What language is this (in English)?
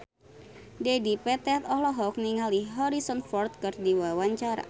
Sundanese